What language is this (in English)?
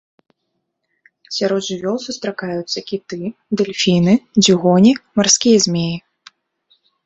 Belarusian